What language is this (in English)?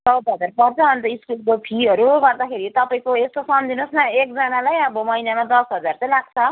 Nepali